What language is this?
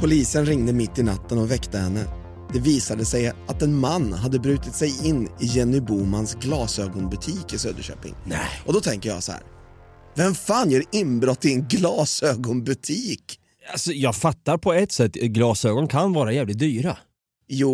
Swedish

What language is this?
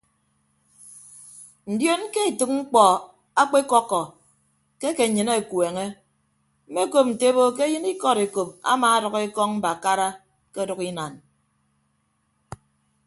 Ibibio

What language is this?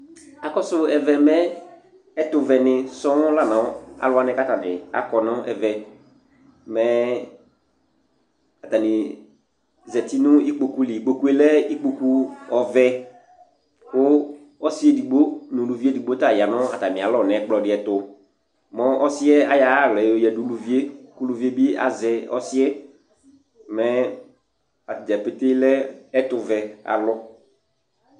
Ikposo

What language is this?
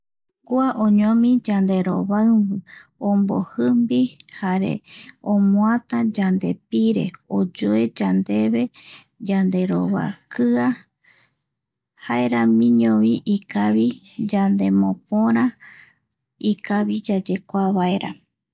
Eastern Bolivian Guaraní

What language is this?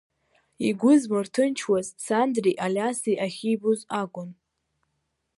Abkhazian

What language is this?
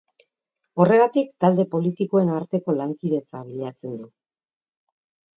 Basque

